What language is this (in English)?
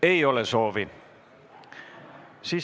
Estonian